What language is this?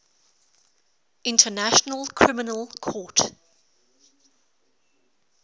English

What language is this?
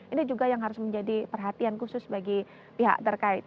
Indonesian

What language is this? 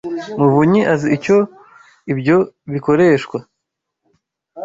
Kinyarwanda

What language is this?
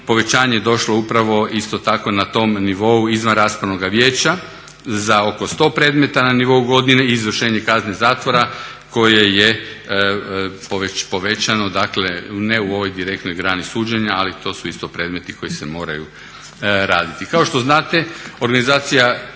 Croatian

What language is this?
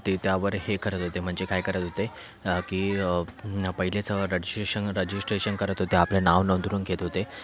Marathi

